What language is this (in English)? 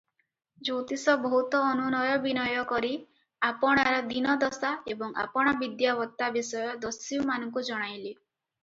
Odia